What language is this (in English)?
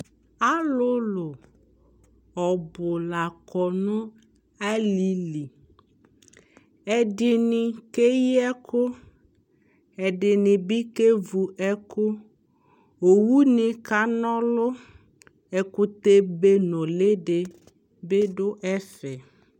Ikposo